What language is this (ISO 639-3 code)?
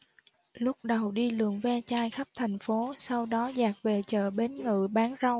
vie